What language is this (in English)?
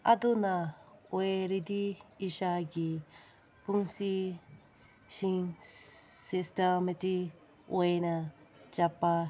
Manipuri